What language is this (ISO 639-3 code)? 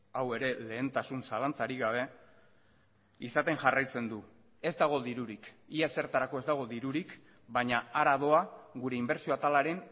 eus